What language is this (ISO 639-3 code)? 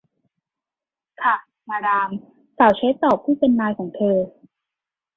tha